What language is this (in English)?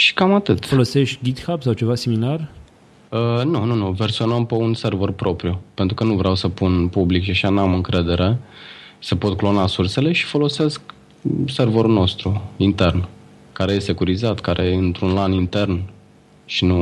Romanian